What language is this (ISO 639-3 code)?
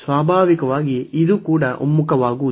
kan